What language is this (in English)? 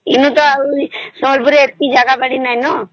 Odia